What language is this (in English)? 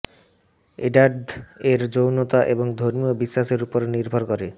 Bangla